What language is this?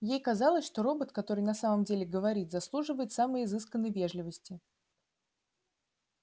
Russian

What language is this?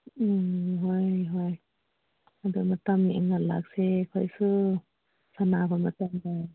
Manipuri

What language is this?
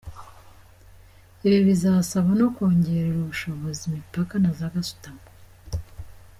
Kinyarwanda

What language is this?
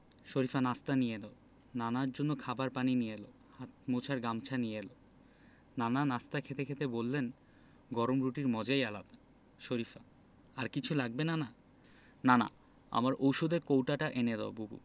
Bangla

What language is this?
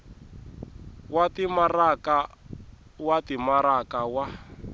Tsonga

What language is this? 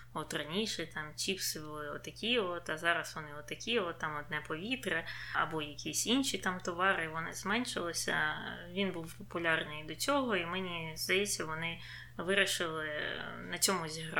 Ukrainian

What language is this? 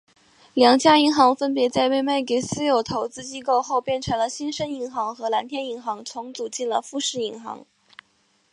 Chinese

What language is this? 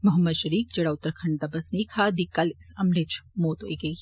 Dogri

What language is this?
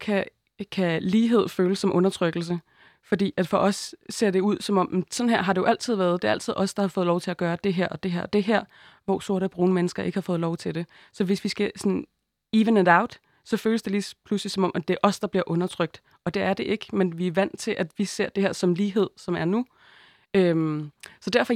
Danish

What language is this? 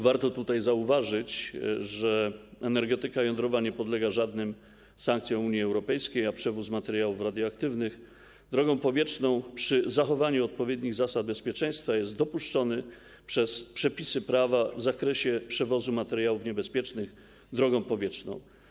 Polish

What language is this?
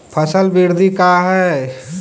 Magahi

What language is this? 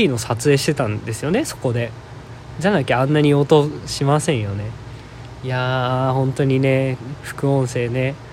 Japanese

